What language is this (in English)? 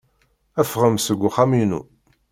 Kabyle